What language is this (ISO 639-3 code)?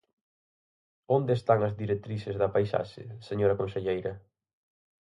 glg